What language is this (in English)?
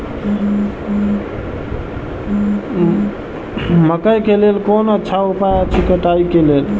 Maithili